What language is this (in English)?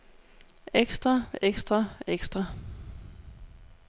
Danish